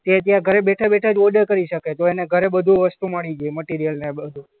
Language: Gujarati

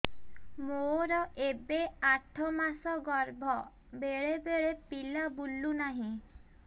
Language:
Odia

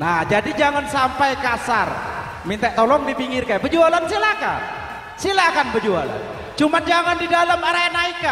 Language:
Indonesian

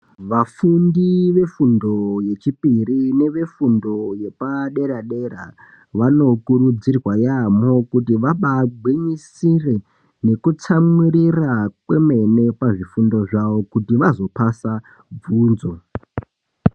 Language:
Ndau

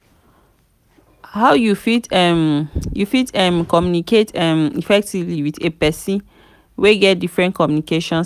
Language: Nigerian Pidgin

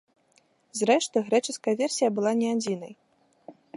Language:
Belarusian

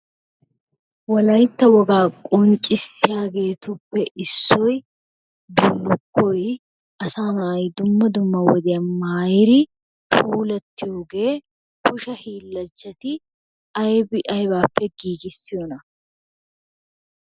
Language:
Wolaytta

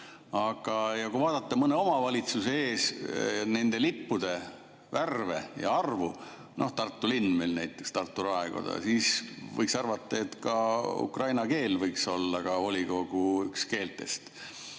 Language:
Estonian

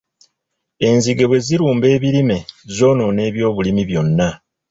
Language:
Ganda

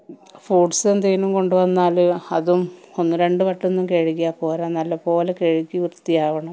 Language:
Malayalam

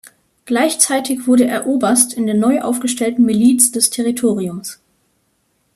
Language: German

